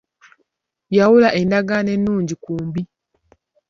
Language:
Ganda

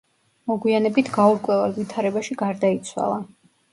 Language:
Georgian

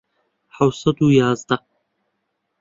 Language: Central Kurdish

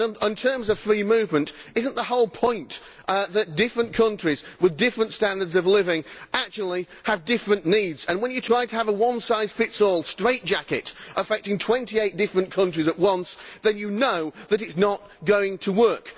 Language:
English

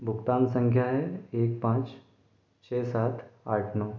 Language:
Hindi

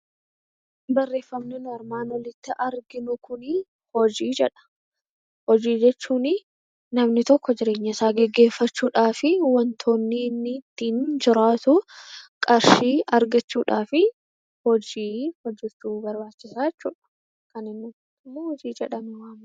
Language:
Oromo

